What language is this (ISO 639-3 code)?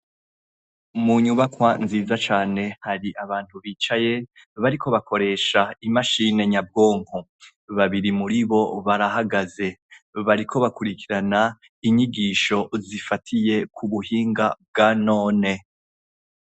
run